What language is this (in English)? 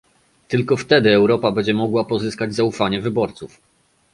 Polish